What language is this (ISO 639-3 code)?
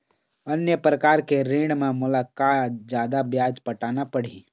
hne